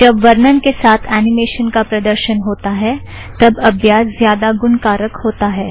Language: Hindi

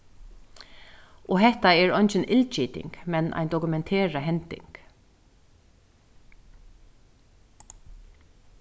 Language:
Faroese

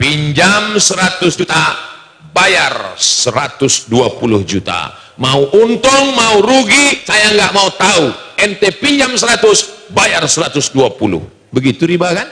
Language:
Indonesian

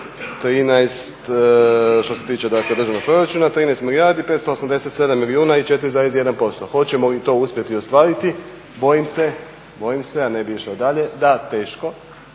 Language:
Croatian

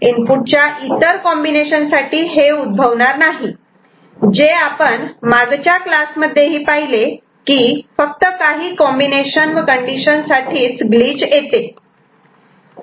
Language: Marathi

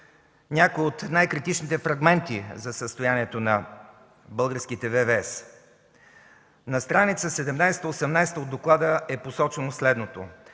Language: Bulgarian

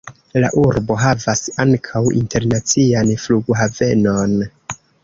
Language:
Esperanto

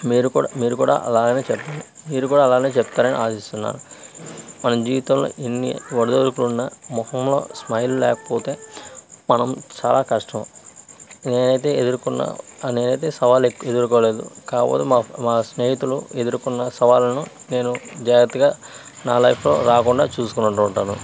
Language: Telugu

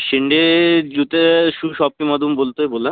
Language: Marathi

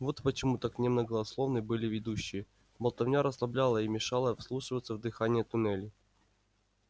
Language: Russian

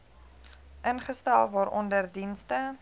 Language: Afrikaans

